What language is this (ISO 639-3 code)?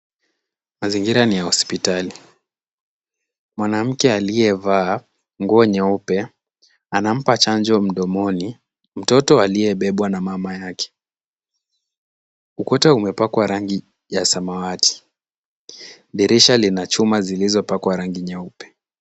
swa